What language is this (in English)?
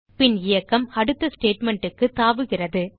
Tamil